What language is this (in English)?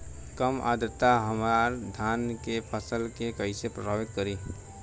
Bhojpuri